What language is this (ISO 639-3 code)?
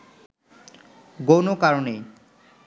ben